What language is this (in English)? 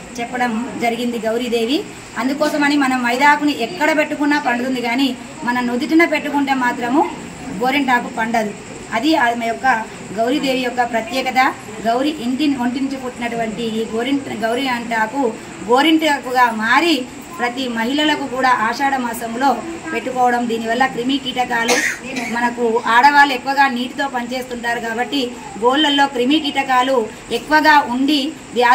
Telugu